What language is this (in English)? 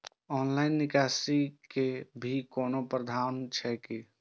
Maithili